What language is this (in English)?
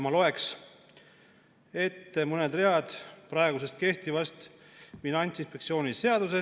Estonian